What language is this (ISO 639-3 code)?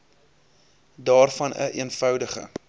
afr